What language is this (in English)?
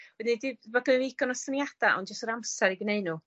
Welsh